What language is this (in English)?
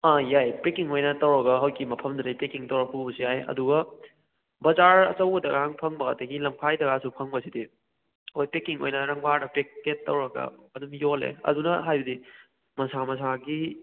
Manipuri